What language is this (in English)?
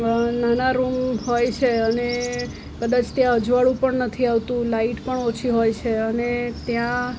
Gujarati